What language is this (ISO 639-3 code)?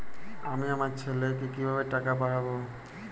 ben